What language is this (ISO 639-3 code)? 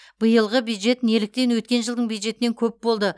kaz